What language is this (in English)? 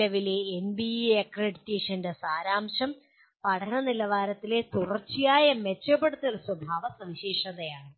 Malayalam